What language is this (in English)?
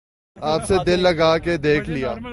Urdu